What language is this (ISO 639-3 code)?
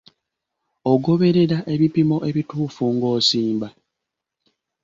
lug